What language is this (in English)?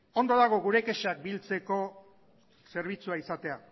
Basque